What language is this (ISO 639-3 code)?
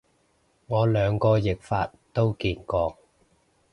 yue